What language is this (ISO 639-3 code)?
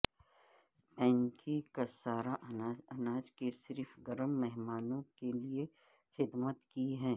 urd